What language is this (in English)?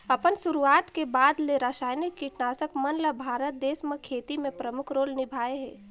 Chhattisgarhi